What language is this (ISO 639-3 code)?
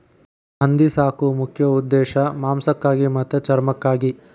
kan